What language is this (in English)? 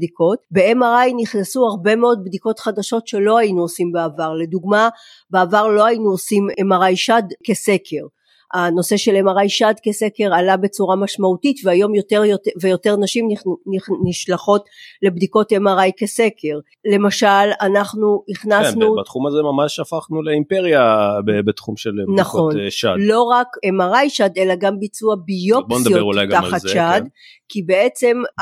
Hebrew